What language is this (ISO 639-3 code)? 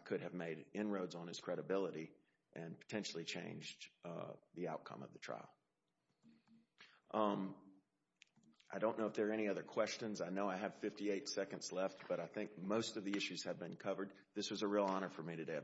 eng